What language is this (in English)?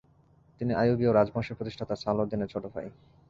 Bangla